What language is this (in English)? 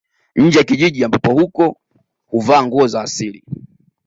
Swahili